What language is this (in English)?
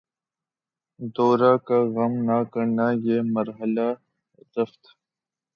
Urdu